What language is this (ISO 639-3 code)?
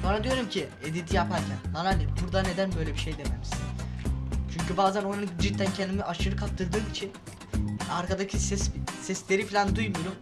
tur